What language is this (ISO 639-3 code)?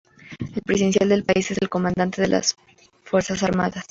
spa